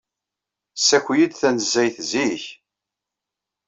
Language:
Kabyle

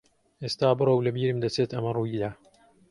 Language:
Central Kurdish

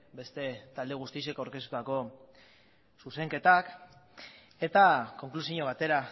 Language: Basque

